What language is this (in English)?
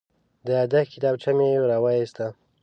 Pashto